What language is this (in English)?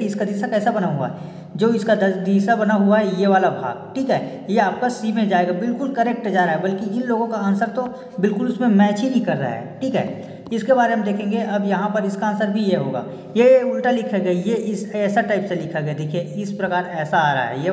Hindi